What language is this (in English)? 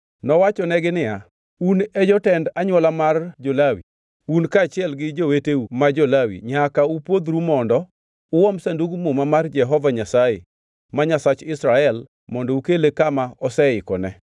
Luo (Kenya and Tanzania)